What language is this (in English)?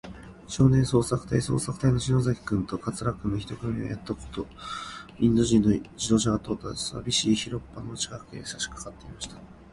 Japanese